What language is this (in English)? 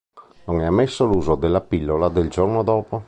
Italian